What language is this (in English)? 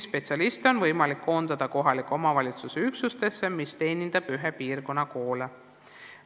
Estonian